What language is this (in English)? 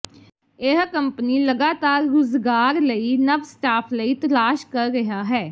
Punjabi